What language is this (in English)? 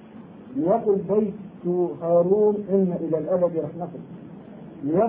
Arabic